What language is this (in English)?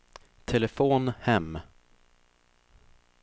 Swedish